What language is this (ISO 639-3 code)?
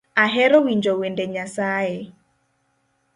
luo